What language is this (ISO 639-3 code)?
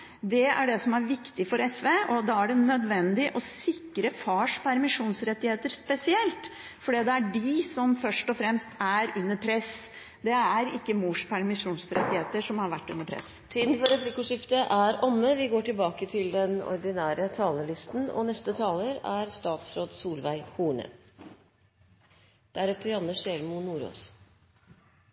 nor